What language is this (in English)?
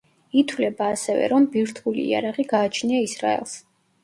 Georgian